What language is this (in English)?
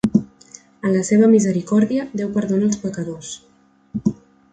Catalan